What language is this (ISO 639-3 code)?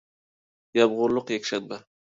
uig